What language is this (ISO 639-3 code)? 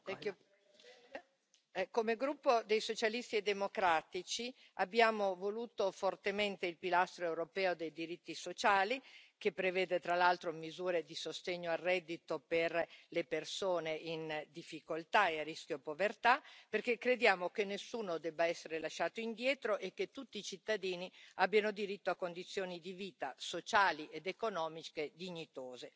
ita